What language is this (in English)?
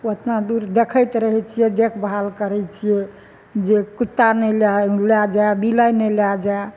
Maithili